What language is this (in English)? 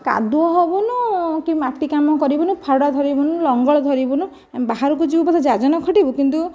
Odia